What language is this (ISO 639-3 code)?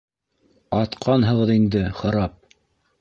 bak